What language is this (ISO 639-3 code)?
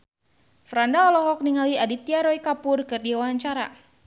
sun